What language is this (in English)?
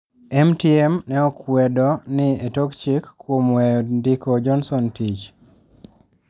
Luo (Kenya and Tanzania)